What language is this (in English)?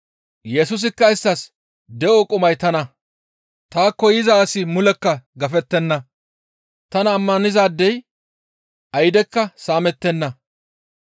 Gamo